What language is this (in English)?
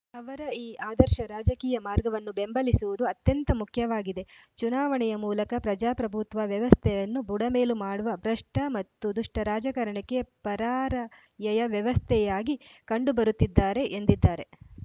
Kannada